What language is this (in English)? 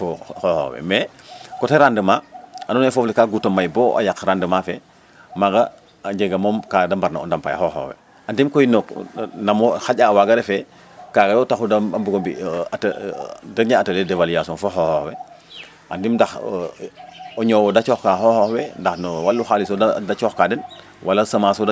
Serer